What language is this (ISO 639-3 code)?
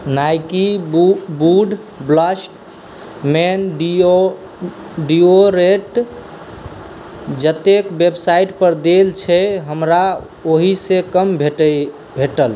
mai